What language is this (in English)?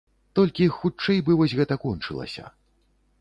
Belarusian